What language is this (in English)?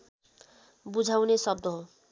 Nepali